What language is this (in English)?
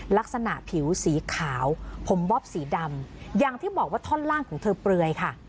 Thai